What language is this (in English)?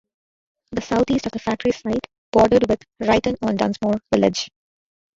English